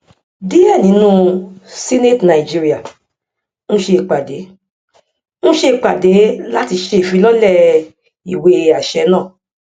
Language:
Yoruba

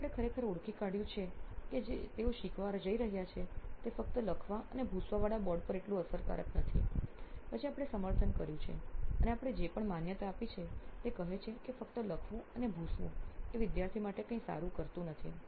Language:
Gujarati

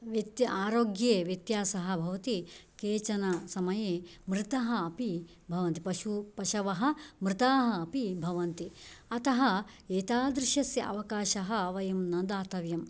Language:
Sanskrit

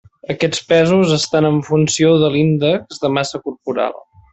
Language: Catalan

